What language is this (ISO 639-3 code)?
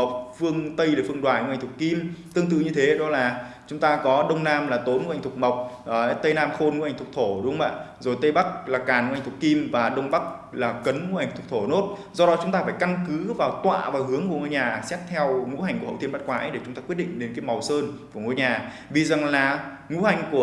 vie